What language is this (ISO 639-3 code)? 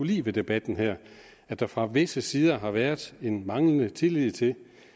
dan